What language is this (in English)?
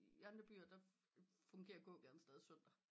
Danish